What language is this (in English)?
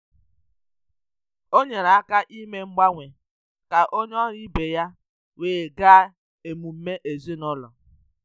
Igbo